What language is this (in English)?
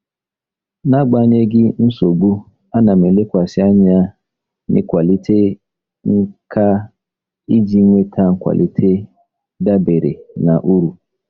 Igbo